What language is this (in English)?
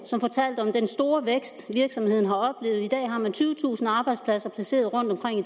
Danish